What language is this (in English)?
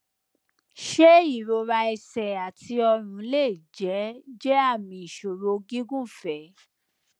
Yoruba